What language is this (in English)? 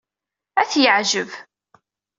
Kabyle